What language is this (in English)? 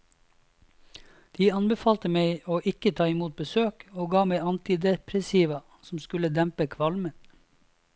Norwegian